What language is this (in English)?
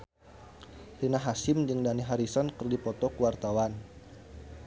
Sundanese